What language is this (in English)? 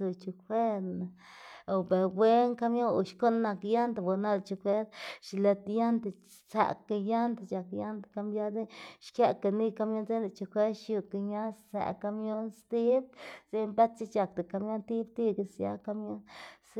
Xanaguía Zapotec